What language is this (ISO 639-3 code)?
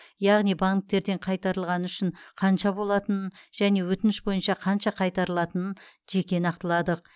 kaz